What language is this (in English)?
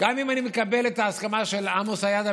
Hebrew